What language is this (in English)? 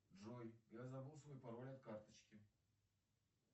Russian